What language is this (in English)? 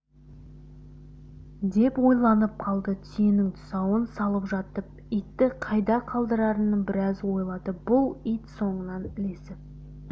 Kazakh